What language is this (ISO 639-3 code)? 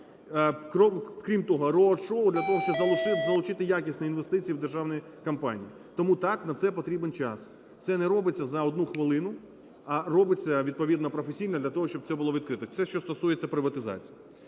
ukr